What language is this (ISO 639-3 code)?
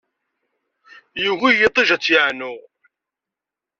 kab